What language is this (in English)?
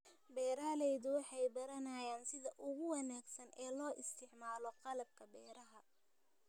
Somali